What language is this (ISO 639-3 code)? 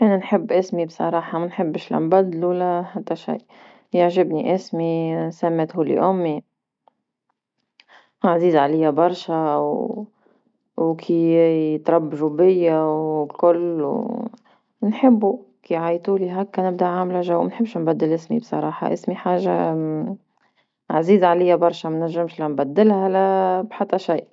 aeb